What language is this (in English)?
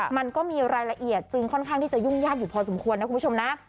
Thai